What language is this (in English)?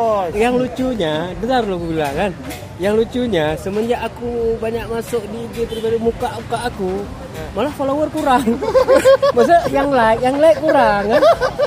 Indonesian